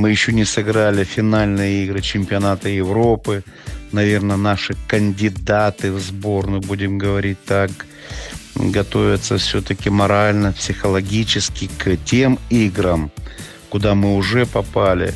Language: Russian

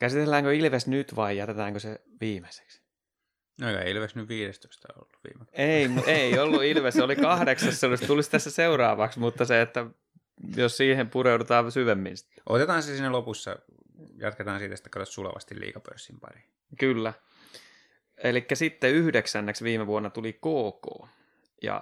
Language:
Finnish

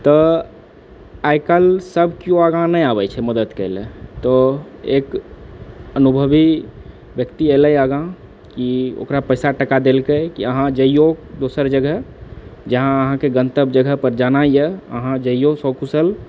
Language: Maithili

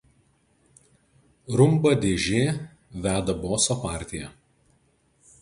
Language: Lithuanian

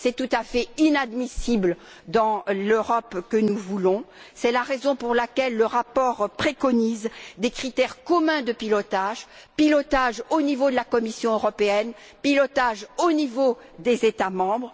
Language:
French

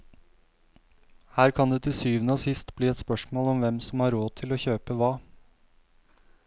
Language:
Norwegian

